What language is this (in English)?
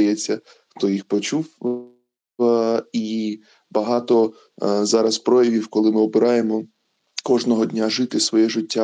Ukrainian